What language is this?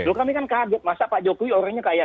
Indonesian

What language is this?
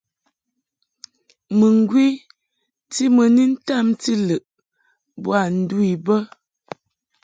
Mungaka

